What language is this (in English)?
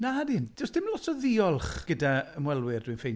Welsh